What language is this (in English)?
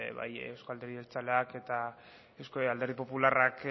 Basque